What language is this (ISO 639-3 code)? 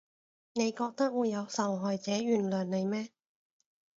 yue